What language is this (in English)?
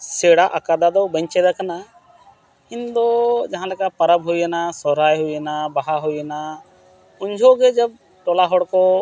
Santali